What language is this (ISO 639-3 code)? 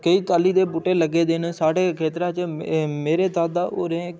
doi